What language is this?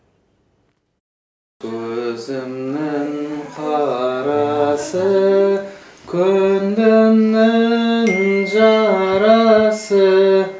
Kazakh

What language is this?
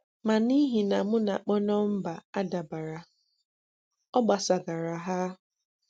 Igbo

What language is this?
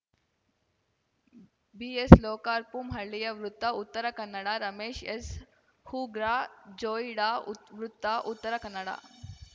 Kannada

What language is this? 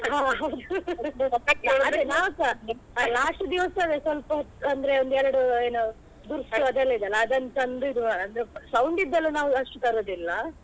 Kannada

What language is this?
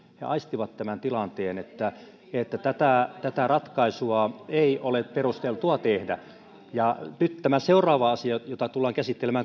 Finnish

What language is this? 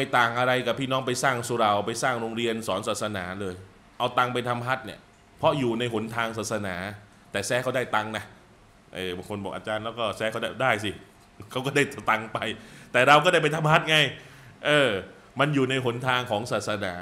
Thai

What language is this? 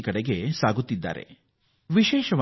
Kannada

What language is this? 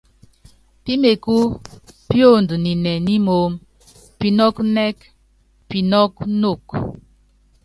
Yangben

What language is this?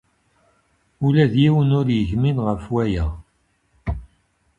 Kabyle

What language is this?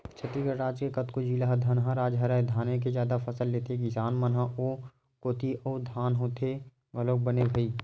Chhattisgarhi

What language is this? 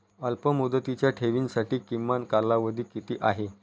Marathi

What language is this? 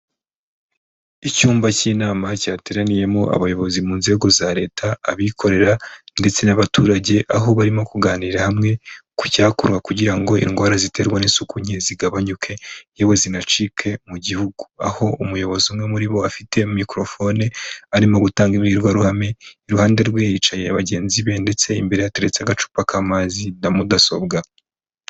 Kinyarwanda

